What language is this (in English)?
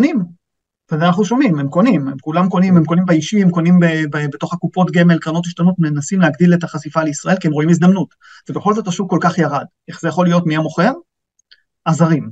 Hebrew